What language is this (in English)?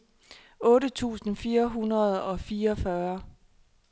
Danish